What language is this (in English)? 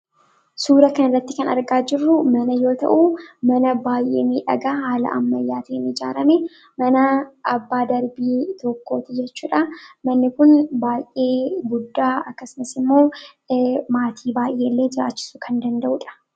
Oromo